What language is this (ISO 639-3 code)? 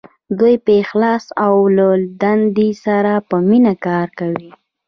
pus